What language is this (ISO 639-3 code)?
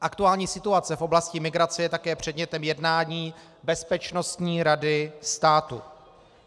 ces